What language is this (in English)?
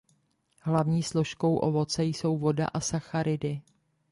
Czech